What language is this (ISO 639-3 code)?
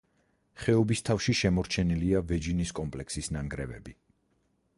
kat